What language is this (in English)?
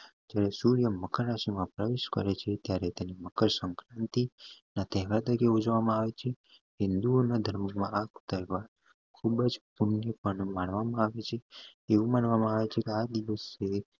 Gujarati